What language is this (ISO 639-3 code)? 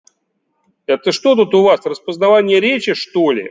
rus